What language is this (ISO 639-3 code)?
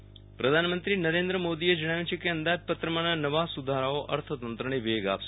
guj